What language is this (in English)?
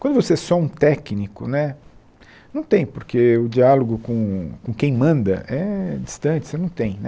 Portuguese